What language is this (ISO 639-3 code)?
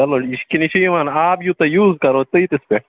kas